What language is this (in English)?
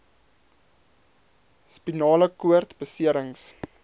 Afrikaans